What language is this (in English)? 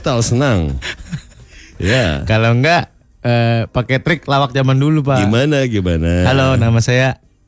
Indonesian